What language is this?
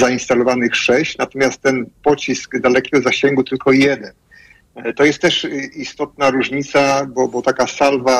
Polish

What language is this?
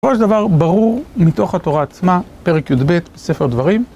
Hebrew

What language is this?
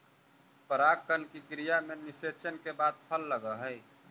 Magahi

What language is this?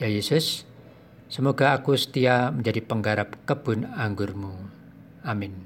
Indonesian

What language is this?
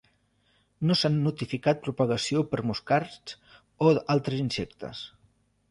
Catalan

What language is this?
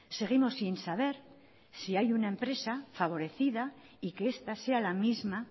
Spanish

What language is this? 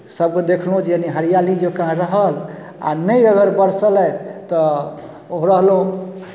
Maithili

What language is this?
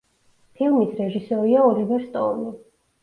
Georgian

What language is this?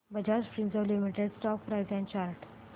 Marathi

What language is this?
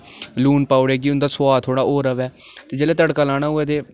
Dogri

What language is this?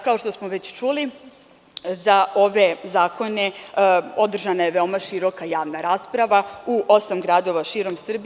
Serbian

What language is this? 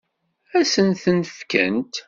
Kabyle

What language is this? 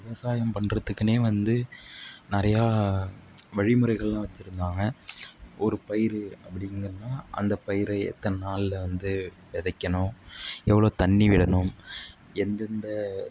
Tamil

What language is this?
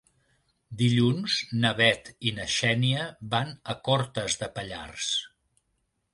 Catalan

